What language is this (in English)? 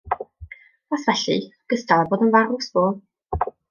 Welsh